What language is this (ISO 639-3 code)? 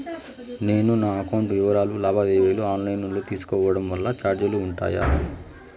tel